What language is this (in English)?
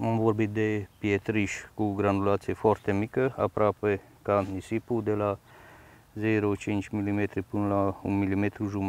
Romanian